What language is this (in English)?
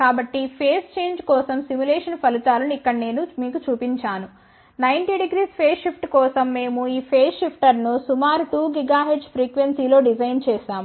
Telugu